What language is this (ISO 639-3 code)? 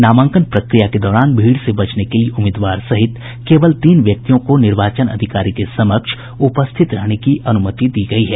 hin